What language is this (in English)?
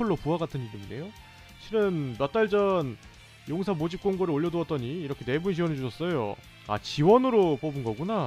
Korean